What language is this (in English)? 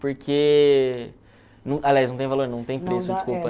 Portuguese